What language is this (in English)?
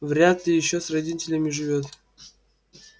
Russian